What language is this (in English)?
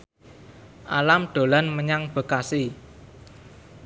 Javanese